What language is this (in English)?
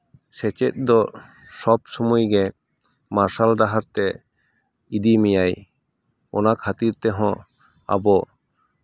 Santali